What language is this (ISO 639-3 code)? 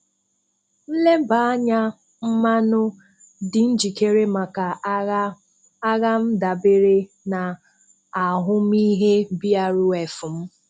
ibo